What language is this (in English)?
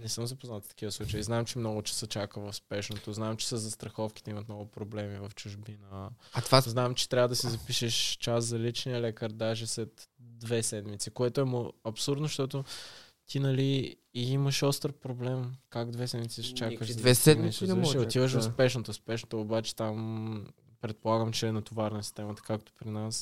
Bulgarian